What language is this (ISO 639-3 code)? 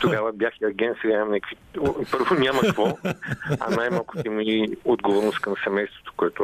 bul